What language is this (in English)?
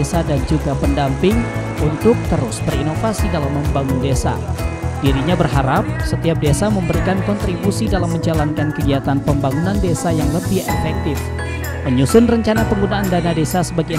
Indonesian